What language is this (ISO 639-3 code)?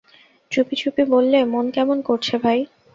ben